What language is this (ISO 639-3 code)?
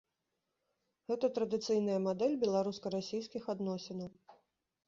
bel